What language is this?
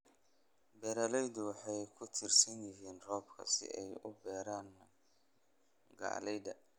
Somali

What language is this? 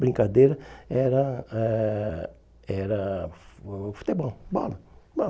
Portuguese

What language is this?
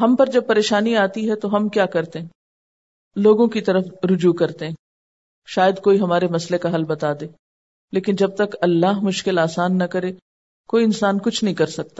Urdu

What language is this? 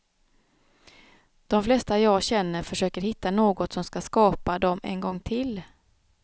Swedish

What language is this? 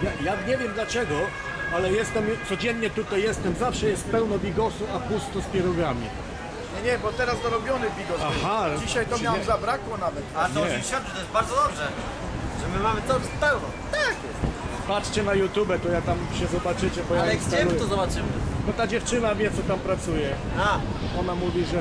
Polish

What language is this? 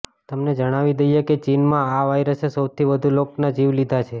Gujarati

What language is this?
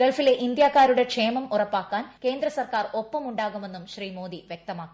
Malayalam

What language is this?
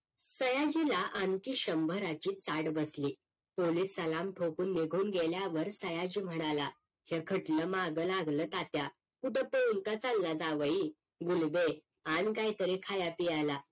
Marathi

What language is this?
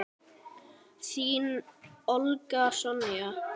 Icelandic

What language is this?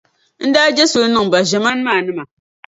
Dagbani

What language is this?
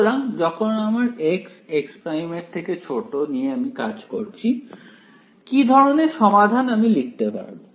Bangla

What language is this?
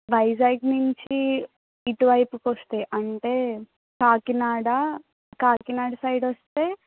Telugu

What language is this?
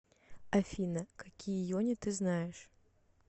Russian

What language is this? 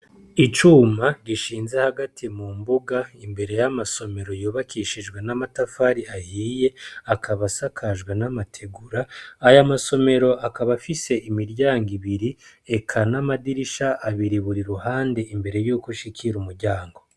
Rundi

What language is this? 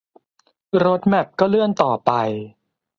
Thai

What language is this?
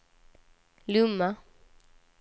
Swedish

